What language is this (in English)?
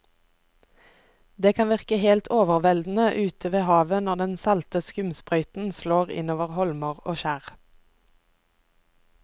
Norwegian